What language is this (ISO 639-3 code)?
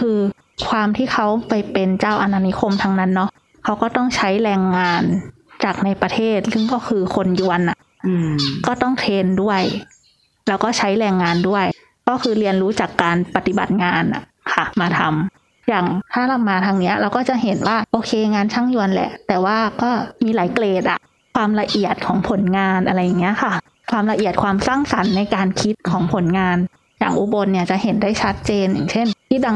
tha